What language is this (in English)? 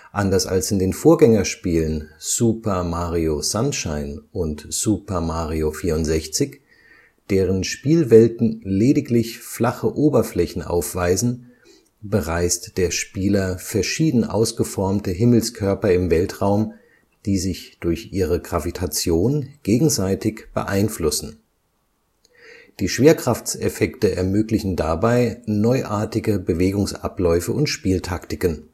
German